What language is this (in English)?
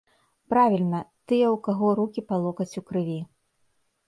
Belarusian